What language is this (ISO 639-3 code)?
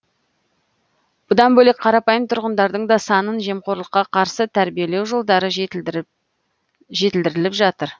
kaz